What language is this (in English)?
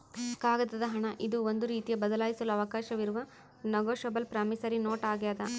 Kannada